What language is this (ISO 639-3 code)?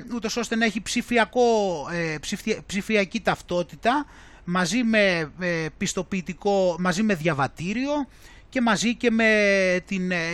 ell